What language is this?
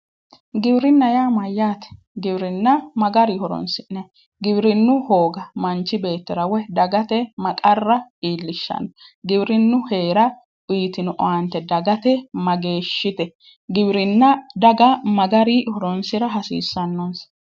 Sidamo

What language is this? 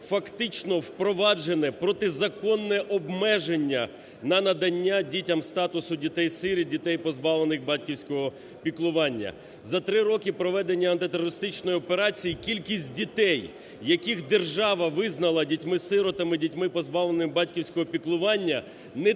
Ukrainian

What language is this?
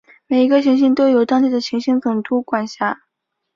Chinese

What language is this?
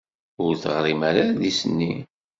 Kabyle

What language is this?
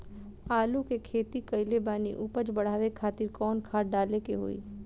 Bhojpuri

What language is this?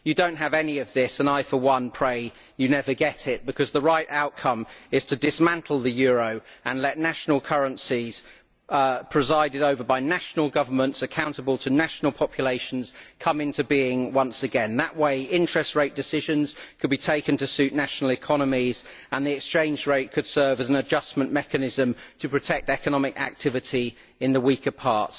English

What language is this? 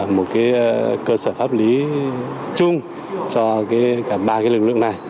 Vietnamese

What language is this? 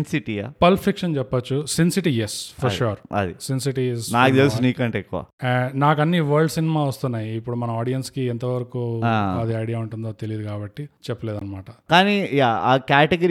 Telugu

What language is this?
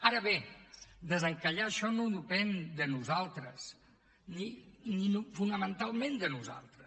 Catalan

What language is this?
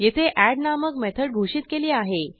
Marathi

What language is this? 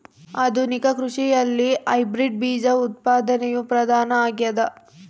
Kannada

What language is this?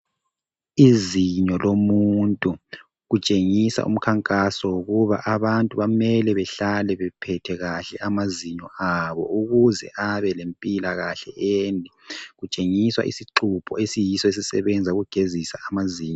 North Ndebele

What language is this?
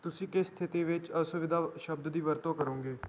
Punjabi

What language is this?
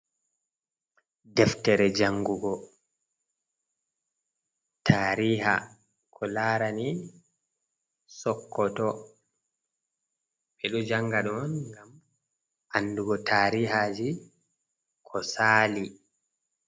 Fula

